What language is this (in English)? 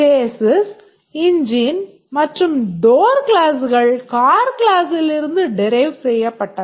Tamil